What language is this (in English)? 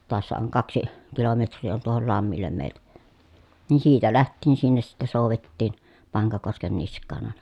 Finnish